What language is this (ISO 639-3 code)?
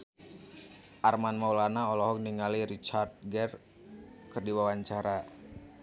sun